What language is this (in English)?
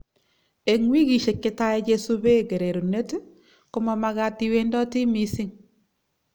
Kalenjin